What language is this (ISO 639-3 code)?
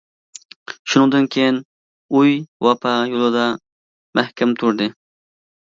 uig